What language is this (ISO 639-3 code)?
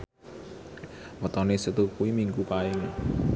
jav